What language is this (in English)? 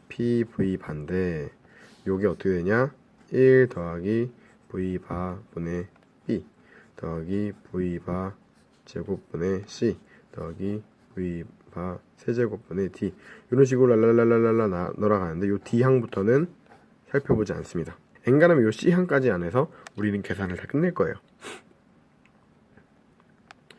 Korean